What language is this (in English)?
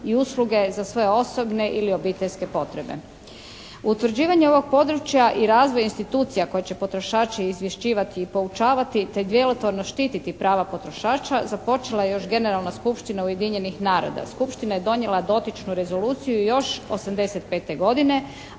Croatian